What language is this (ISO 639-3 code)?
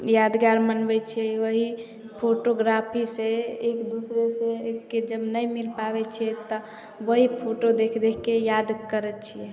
mai